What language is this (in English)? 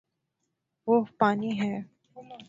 Urdu